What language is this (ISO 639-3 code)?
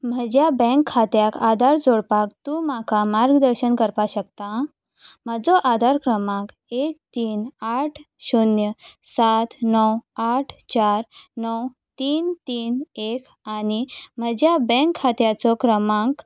kok